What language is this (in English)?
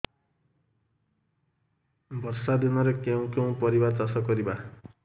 Odia